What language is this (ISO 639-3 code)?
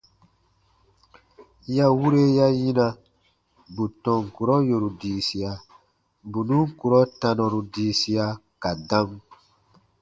bba